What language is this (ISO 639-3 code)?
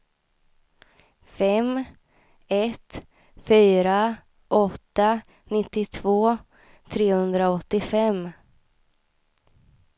swe